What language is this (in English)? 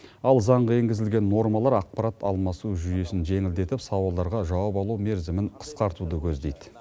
Kazakh